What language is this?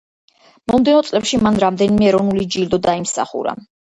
Georgian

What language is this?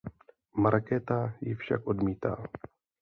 Czech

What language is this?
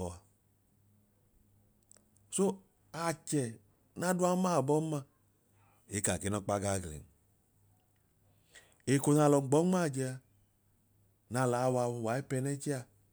Idoma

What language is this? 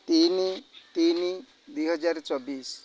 Odia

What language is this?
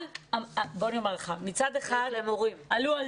Hebrew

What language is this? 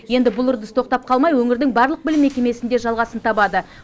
Kazakh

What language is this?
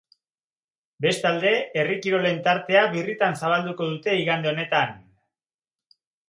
Basque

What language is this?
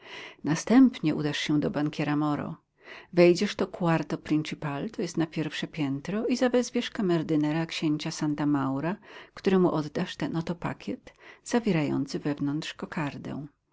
Polish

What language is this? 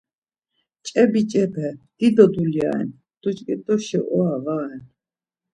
Laz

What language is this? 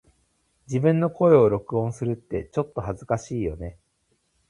Japanese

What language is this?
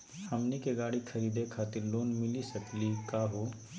Magahi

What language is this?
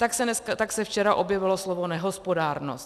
Czech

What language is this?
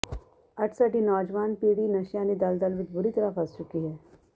Punjabi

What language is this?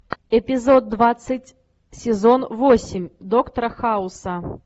Russian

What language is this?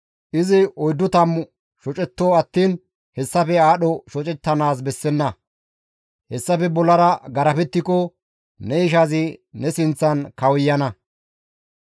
Gamo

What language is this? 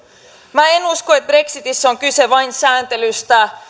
Finnish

